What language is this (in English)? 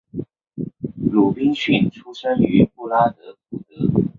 Chinese